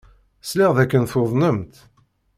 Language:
Kabyle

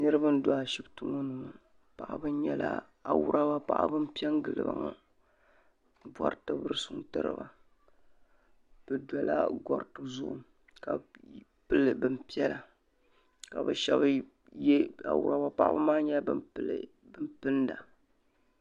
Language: Dagbani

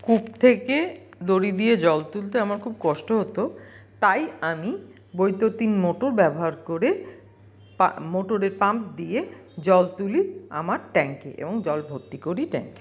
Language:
Bangla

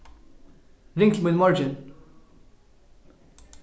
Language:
Faroese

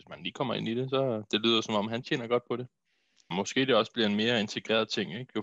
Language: Danish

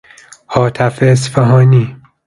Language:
Persian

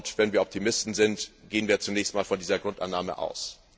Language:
German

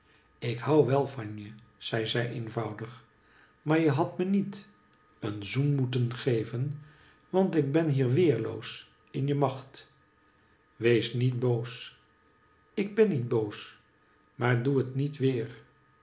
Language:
Dutch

